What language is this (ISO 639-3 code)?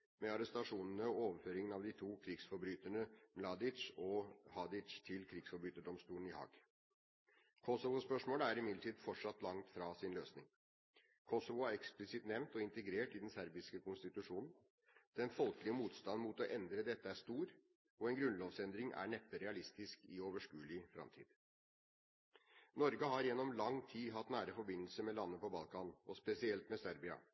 nob